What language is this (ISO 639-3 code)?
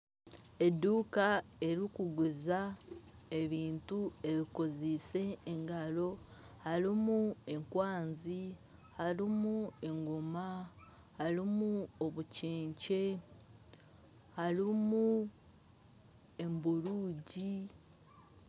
nyn